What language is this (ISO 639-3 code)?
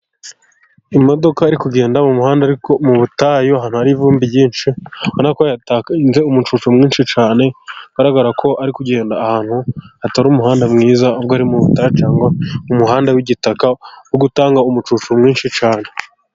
kin